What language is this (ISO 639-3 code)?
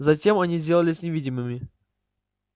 rus